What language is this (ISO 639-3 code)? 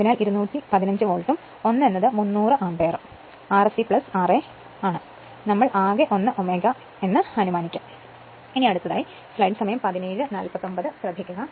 mal